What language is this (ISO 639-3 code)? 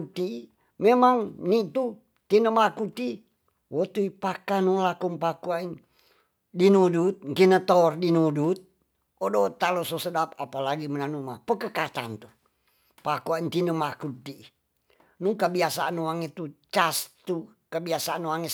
txs